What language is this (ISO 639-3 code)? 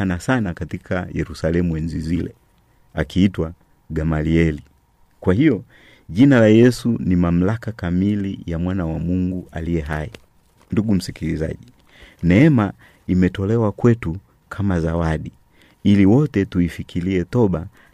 swa